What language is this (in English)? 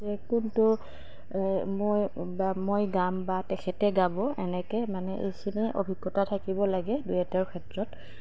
Assamese